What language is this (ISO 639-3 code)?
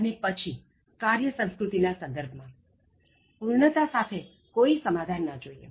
guj